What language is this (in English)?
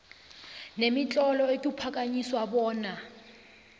South Ndebele